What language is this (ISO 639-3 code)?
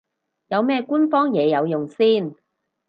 yue